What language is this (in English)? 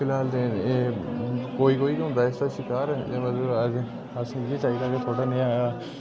Dogri